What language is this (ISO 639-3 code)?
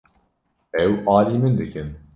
kur